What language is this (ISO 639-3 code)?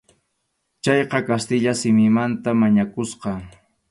qxu